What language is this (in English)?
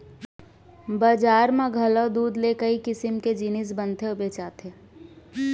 Chhattisgarhi